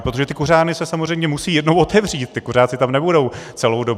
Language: Czech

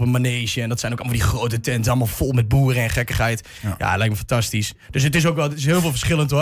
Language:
Dutch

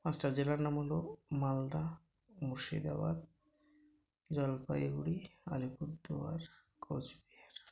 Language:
Bangla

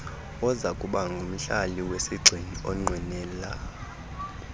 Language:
Xhosa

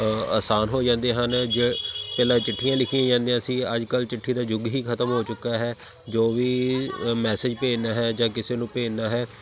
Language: Punjabi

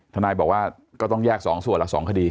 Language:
Thai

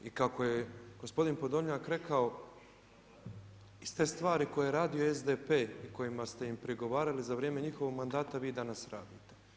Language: Croatian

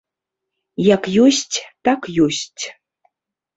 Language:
Belarusian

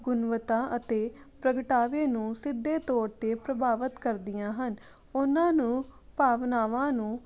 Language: Punjabi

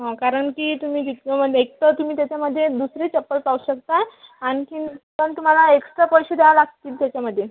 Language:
Marathi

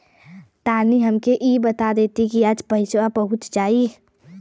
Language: Bhojpuri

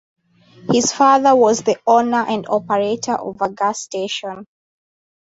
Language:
English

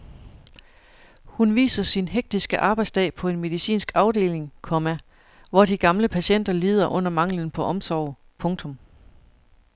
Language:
Danish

